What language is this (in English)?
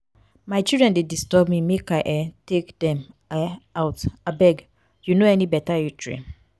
Nigerian Pidgin